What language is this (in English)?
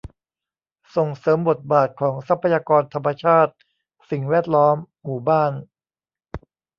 Thai